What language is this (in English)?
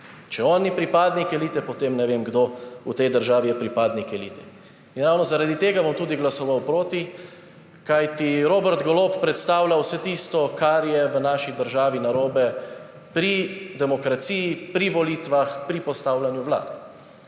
Slovenian